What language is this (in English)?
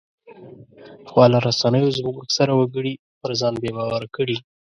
Pashto